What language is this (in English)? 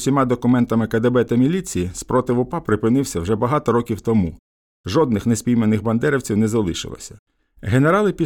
Ukrainian